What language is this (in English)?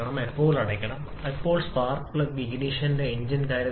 Malayalam